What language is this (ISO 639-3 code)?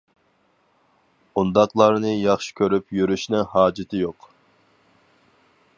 uig